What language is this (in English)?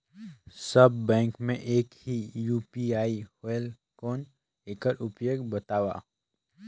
Chhattisgarhi